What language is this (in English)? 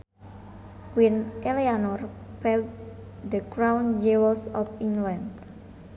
Sundanese